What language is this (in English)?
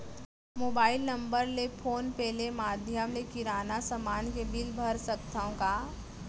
Chhattisgarhi